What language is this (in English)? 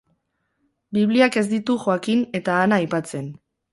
Basque